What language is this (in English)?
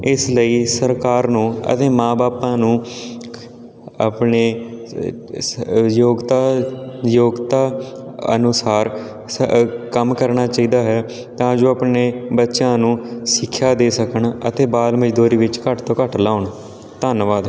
Punjabi